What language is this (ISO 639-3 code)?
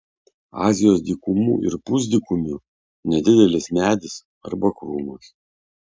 lit